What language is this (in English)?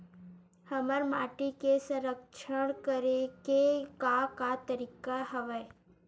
Chhattisgarhi